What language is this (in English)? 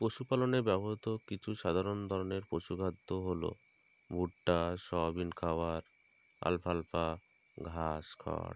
Bangla